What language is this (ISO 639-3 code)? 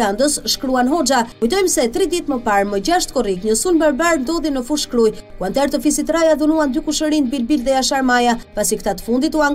ron